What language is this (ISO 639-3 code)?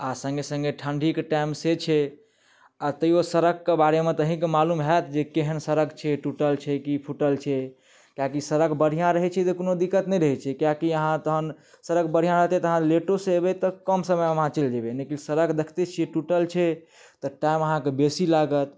mai